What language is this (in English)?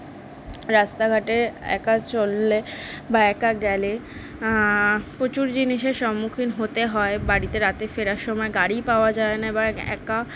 Bangla